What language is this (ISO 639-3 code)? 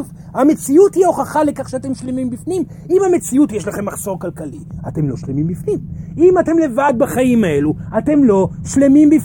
heb